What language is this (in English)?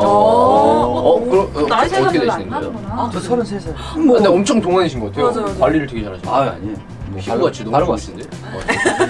Korean